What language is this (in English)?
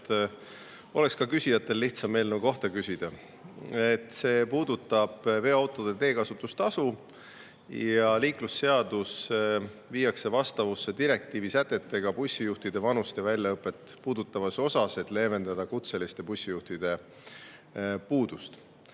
Estonian